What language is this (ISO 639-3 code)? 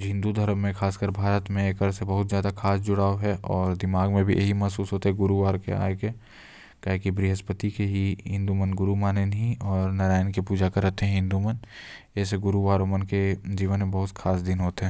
kfp